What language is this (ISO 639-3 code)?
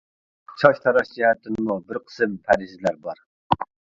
uig